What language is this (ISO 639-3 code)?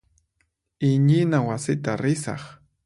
qxp